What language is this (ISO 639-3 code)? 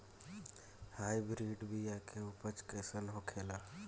bho